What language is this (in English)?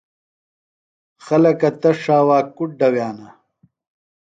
Phalura